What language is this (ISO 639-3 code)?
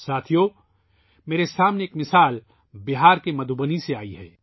urd